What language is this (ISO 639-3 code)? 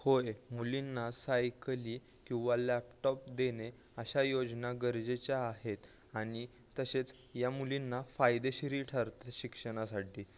mar